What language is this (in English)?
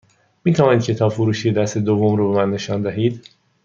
Persian